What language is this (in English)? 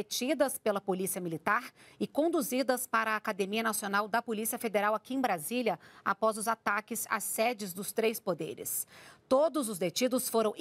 Portuguese